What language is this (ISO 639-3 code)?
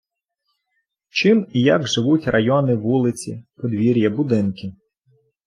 ukr